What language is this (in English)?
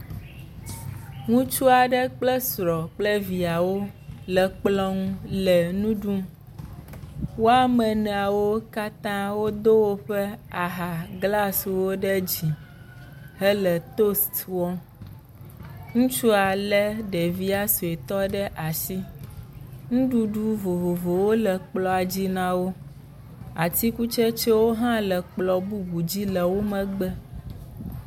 Ewe